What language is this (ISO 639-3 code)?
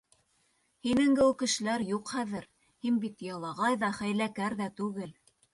bak